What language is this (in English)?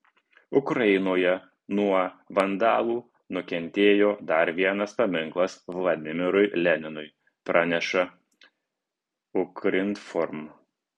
Lithuanian